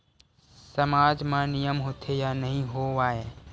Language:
Chhattisgarhi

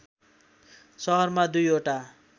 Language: Nepali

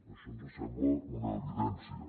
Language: Catalan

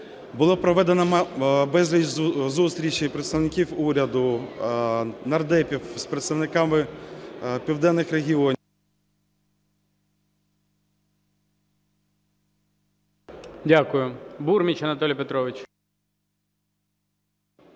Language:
Ukrainian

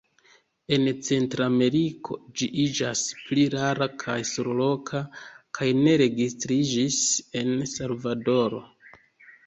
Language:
Esperanto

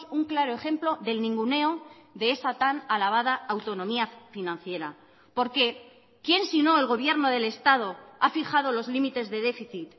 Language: Spanish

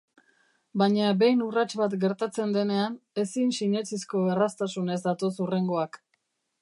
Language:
Basque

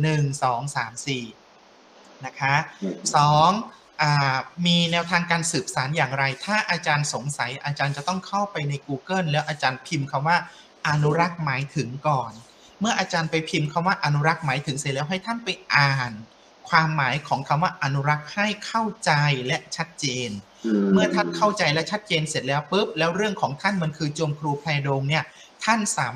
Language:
Thai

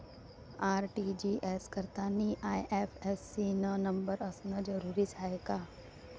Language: Marathi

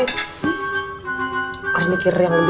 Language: Indonesian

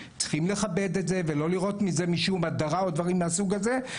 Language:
Hebrew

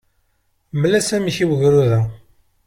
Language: Kabyle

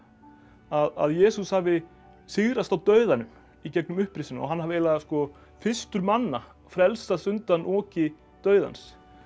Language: Icelandic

